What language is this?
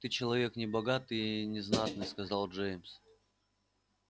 Russian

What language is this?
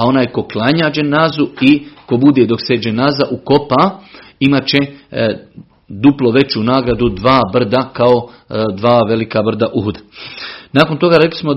Croatian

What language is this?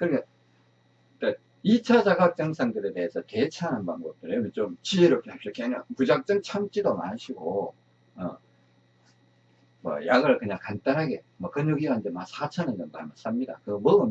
Korean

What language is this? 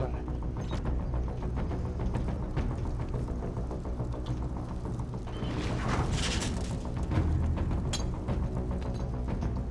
Vietnamese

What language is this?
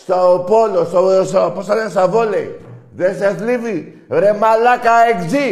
Greek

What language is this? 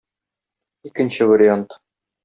Tatar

